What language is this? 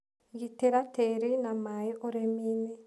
Kikuyu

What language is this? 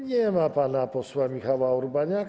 Polish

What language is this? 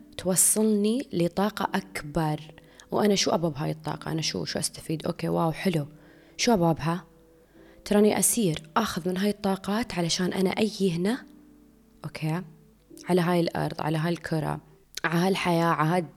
Arabic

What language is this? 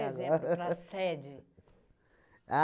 Portuguese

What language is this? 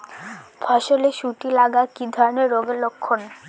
Bangla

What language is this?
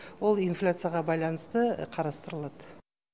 Kazakh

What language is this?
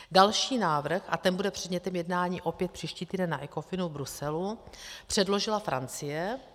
Czech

